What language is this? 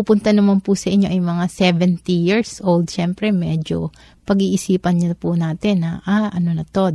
Filipino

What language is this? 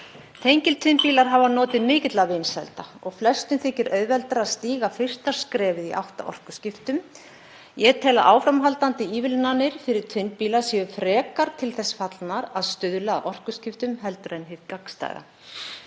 Icelandic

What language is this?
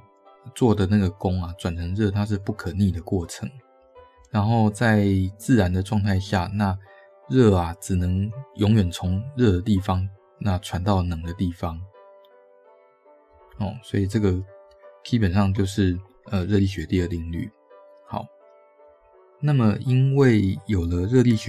Chinese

